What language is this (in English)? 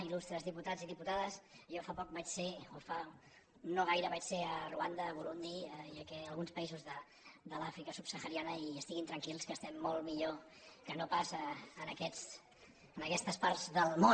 Catalan